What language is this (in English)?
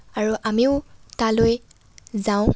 Assamese